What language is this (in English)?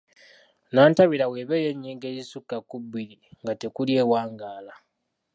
Ganda